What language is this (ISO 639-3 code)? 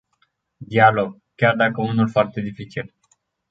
ron